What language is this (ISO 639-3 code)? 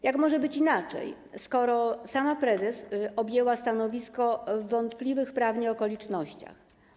pol